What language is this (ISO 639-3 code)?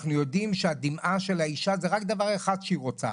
heb